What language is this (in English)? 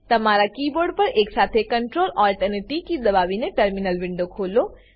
Gujarati